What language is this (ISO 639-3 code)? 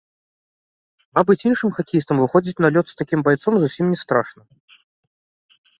bel